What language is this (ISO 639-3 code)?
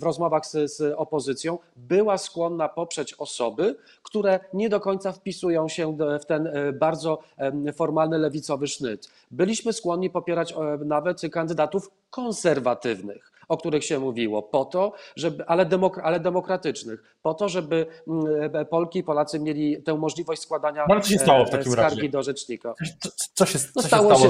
pol